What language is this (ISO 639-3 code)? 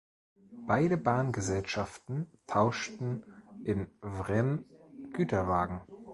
deu